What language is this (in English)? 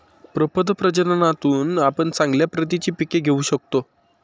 Marathi